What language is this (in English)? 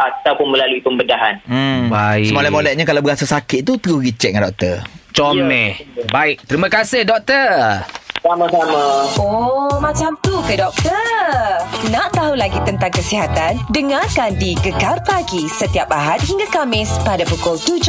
Malay